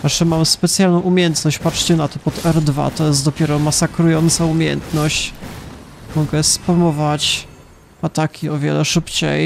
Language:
Polish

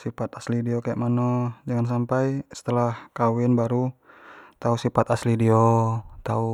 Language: Jambi Malay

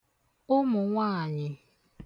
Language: Igbo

